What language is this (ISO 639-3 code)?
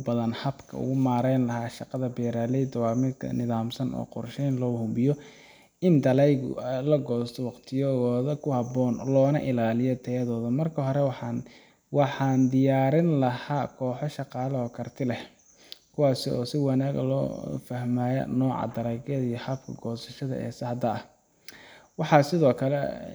som